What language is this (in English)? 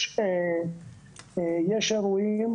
Hebrew